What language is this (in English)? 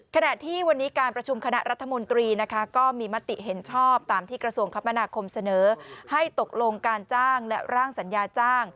Thai